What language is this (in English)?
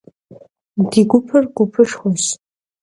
Kabardian